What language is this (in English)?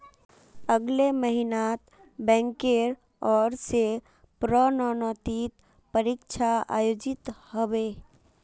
Magahi